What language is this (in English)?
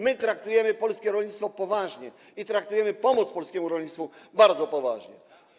Polish